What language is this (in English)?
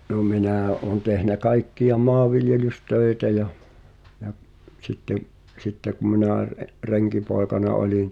Finnish